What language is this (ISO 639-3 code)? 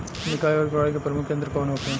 bho